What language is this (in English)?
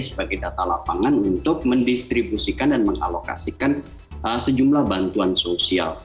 Indonesian